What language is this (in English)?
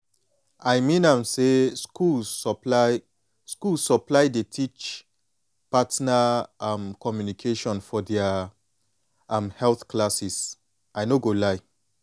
Nigerian Pidgin